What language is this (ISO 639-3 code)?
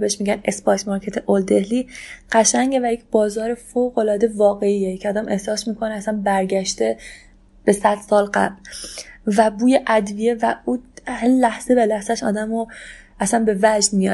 fas